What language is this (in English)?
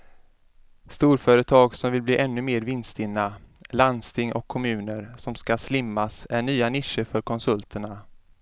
Swedish